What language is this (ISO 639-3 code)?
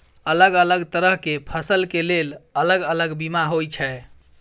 mai